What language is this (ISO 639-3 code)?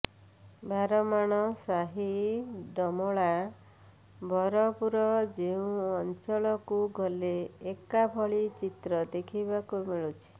ori